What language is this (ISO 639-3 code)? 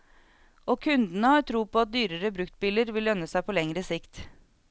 nor